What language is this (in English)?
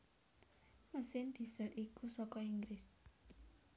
Javanese